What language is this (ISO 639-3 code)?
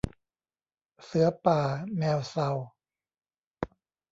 tha